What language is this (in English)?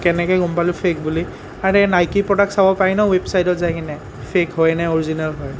Assamese